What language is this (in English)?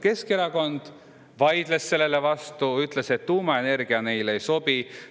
Estonian